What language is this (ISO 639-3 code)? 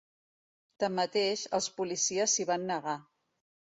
cat